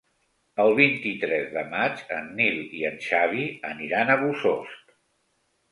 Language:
Catalan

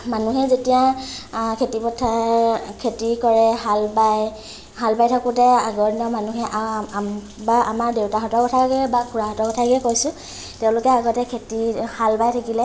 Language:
Assamese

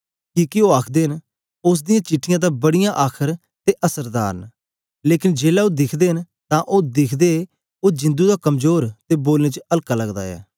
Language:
Dogri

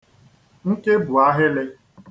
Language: Igbo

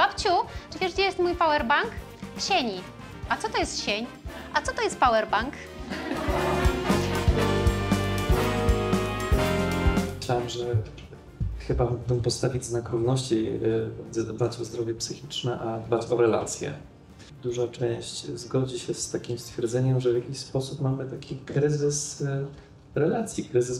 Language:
Polish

